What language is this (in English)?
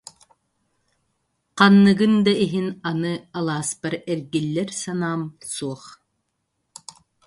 Yakut